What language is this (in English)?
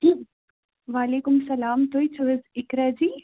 Kashmiri